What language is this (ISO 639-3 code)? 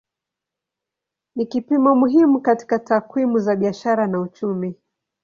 swa